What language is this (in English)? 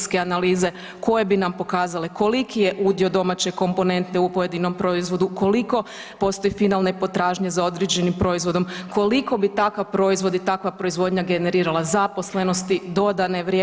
Croatian